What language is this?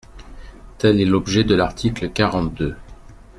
French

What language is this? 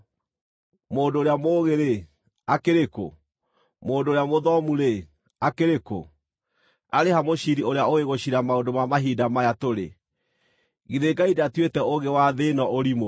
Kikuyu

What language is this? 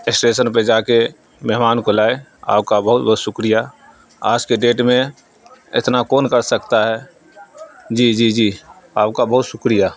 Urdu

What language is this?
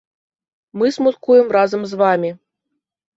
Belarusian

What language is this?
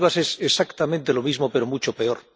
Spanish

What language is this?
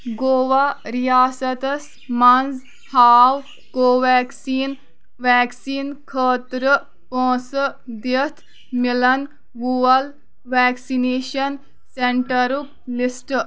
Kashmiri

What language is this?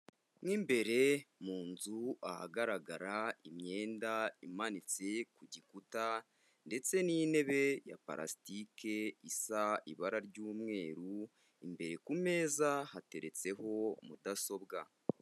Kinyarwanda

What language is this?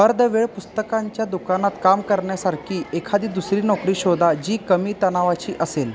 Marathi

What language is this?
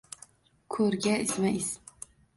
Uzbek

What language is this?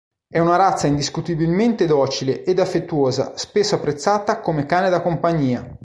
Italian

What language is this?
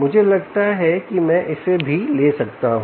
Hindi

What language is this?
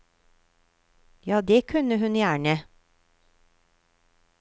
Norwegian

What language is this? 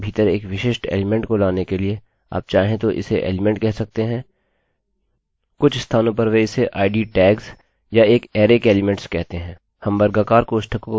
Hindi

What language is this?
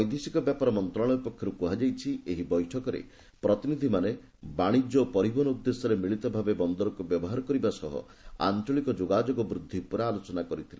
Odia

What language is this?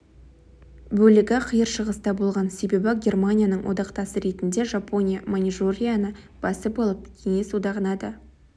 Kazakh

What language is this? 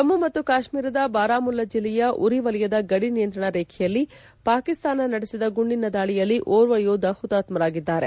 Kannada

